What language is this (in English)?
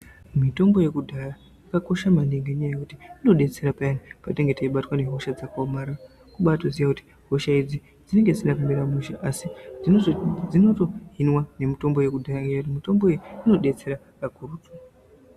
Ndau